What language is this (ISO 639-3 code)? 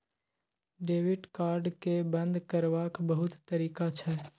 mai